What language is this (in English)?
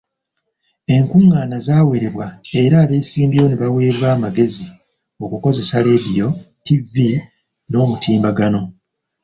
Ganda